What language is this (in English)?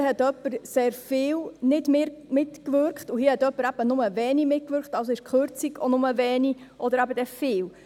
Swiss German